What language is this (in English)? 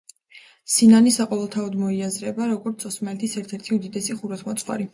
Georgian